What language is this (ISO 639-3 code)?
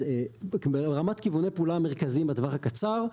heb